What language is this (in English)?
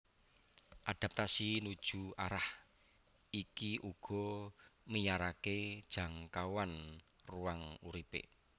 Javanese